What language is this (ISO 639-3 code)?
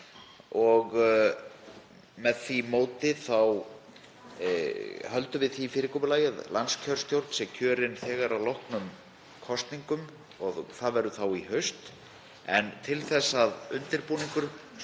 isl